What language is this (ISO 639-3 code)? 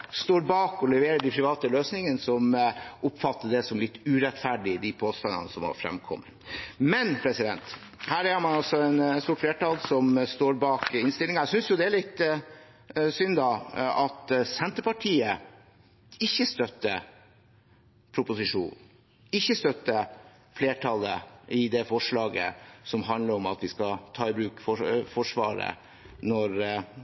nob